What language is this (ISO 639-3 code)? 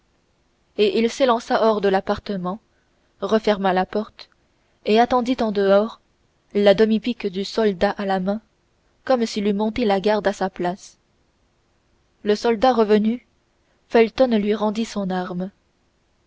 fra